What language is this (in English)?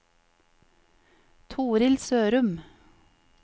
Norwegian